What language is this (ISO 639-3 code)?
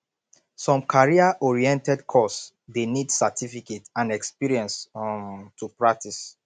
pcm